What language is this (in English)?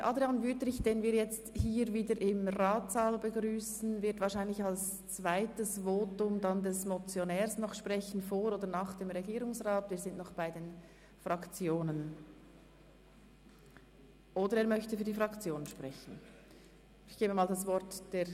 Swiss German